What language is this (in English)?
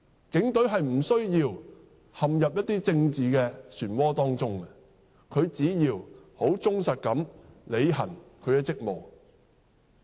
Cantonese